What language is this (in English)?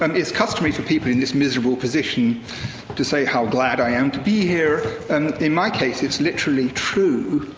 English